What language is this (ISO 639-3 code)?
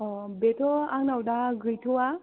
brx